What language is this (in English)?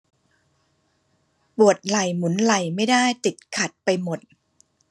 Thai